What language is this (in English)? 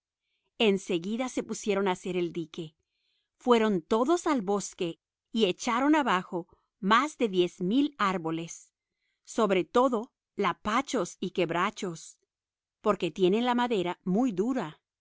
Spanish